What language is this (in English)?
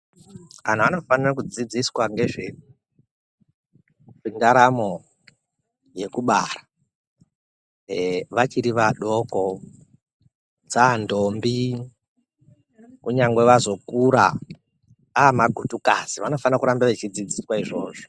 Ndau